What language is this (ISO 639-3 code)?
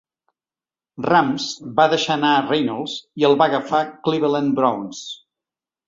cat